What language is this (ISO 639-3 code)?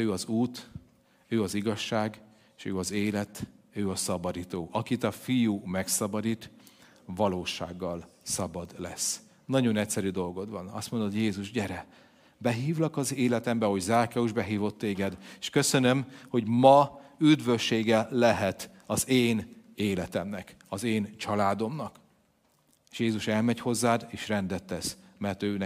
hun